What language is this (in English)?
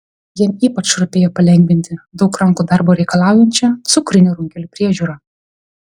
Lithuanian